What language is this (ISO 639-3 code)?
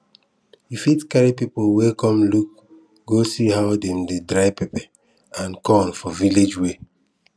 pcm